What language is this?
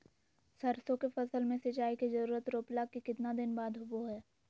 Magahi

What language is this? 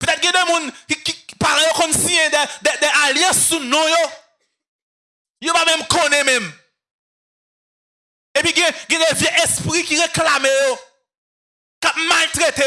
French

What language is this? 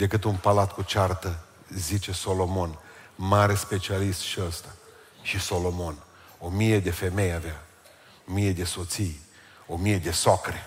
Romanian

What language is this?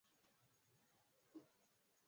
Swahili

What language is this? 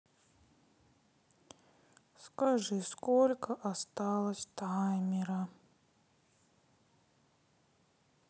Russian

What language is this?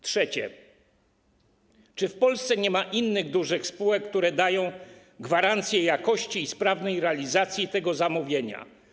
Polish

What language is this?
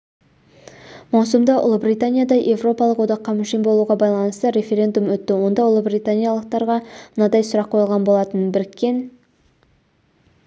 Kazakh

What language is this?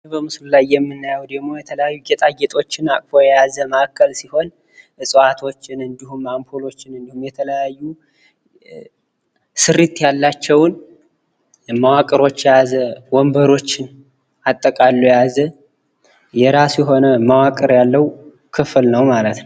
Amharic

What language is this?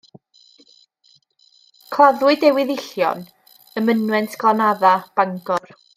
Welsh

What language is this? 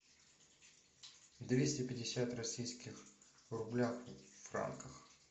Russian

